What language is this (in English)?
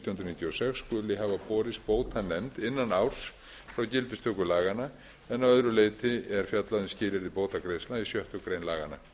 Icelandic